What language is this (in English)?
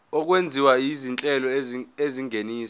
Zulu